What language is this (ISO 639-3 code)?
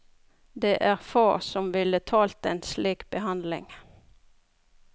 nor